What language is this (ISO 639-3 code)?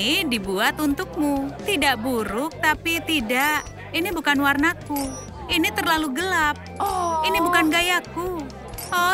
ind